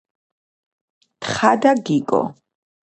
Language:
Georgian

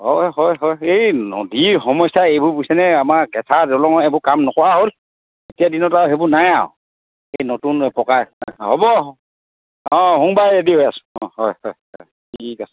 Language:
Assamese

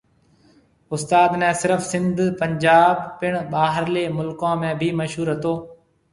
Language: Marwari (Pakistan)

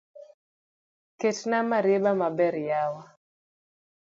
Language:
Luo (Kenya and Tanzania)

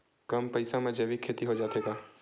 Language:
Chhattisgarhi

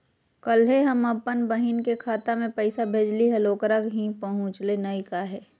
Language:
Magahi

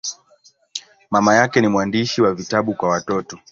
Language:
Swahili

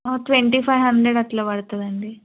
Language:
Telugu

